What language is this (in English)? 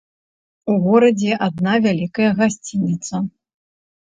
Belarusian